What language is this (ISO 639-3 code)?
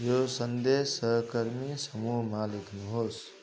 nep